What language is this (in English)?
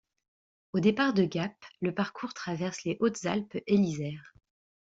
French